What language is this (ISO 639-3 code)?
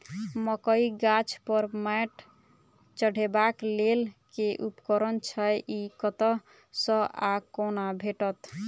mai